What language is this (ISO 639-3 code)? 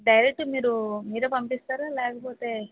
tel